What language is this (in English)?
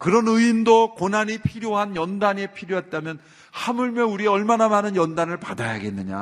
Korean